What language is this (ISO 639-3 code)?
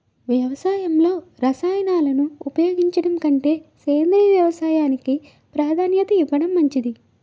tel